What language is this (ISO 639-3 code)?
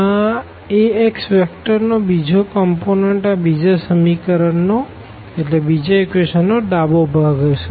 guj